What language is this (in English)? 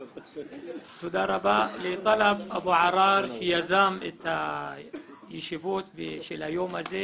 Hebrew